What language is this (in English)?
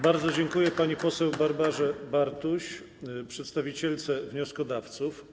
Polish